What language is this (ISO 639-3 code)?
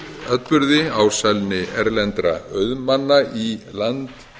isl